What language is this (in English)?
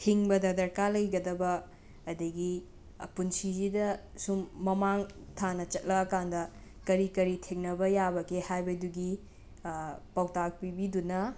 Manipuri